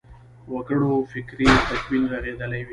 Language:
Pashto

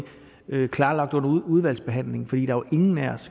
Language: Danish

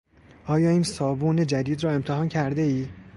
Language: Persian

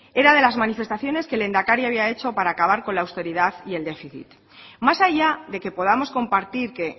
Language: Spanish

